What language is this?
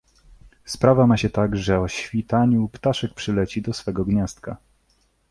Polish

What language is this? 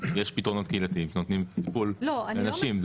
Hebrew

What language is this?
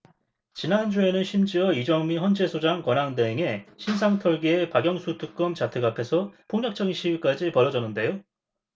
Korean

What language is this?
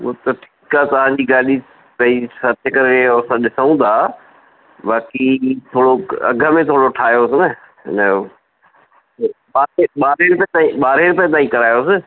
Sindhi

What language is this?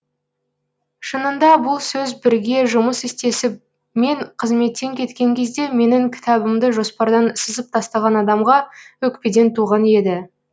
Kazakh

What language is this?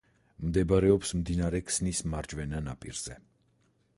Georgian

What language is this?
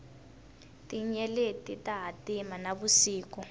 Tsonga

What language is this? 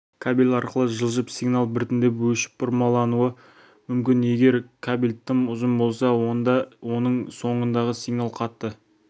Kazakh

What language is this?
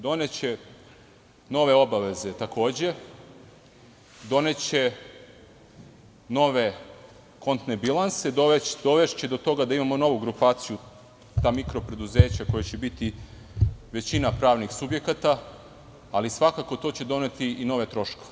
Serbian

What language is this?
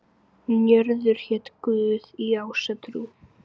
Icelandic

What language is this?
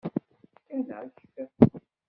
Kabyle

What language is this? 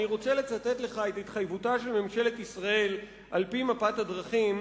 Hebrew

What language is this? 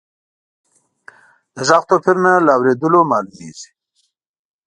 Pashto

